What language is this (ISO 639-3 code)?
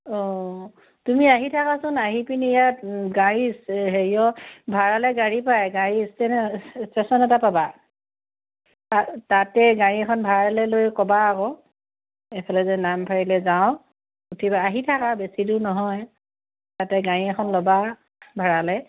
asm